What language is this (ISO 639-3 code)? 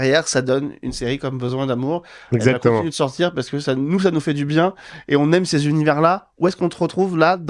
fra